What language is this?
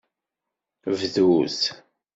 Kabyle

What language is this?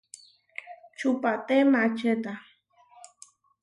Huarijio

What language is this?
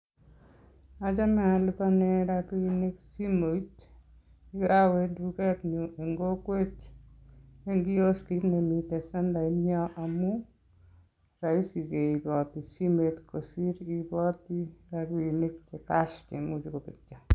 Kalenjin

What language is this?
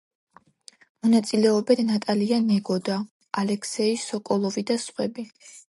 Georgian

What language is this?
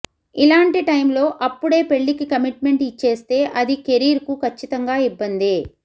Telugu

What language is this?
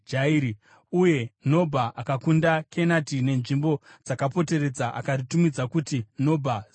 Shona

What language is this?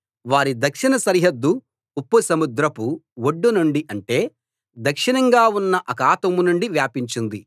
Telugu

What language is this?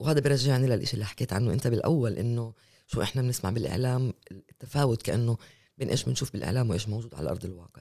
Arabic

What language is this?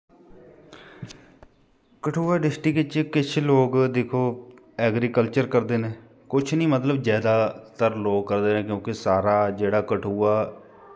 Dogri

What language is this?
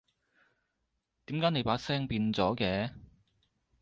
Cantonese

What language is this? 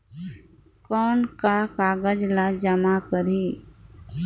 Chhattisgarhi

